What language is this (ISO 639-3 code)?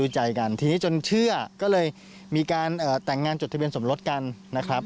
tha